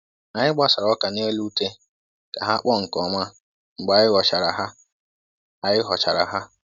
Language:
Igbo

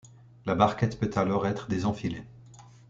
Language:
French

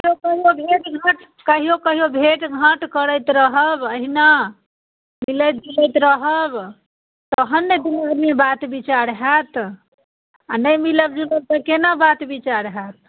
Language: Maithili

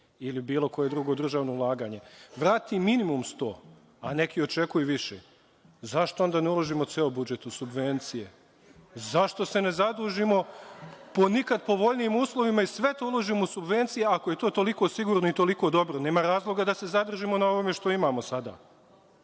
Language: Serbian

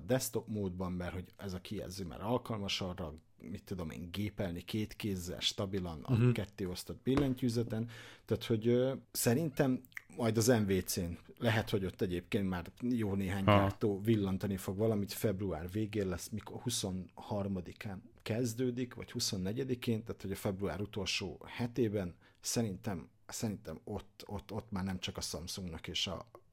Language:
Hungarian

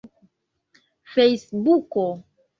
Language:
Esperanto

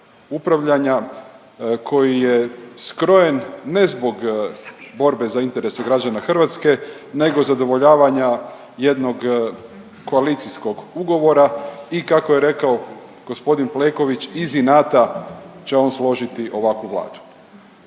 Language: Croatian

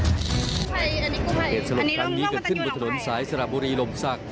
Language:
Thai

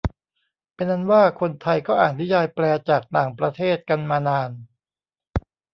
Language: Thai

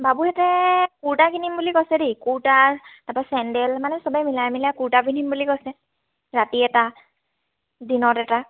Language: Assamese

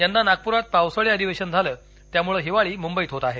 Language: Marathi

